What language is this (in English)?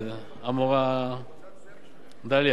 Hebrew